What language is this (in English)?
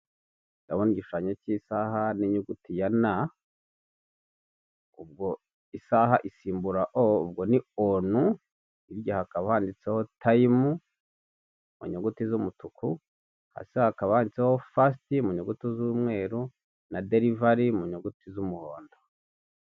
Kinyarwanda